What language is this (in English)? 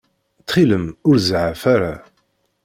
Kabyle